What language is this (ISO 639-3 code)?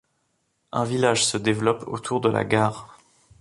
fra